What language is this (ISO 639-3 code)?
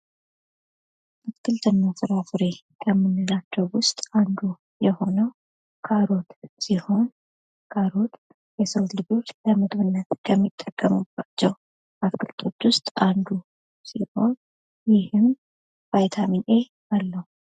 amh